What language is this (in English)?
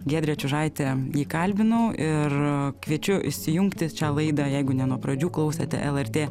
Lithuanian